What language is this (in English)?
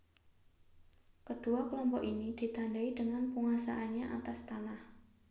Javanese